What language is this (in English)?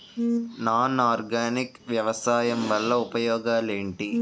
Telugu